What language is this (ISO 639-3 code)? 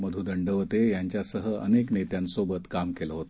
mar